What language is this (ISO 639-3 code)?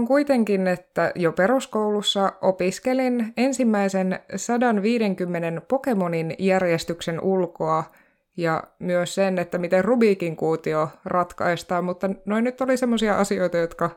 fin